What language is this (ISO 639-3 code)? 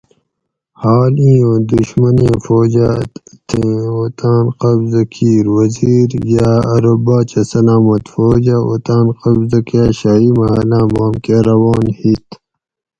gwc